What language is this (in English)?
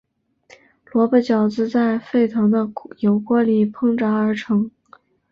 Chinese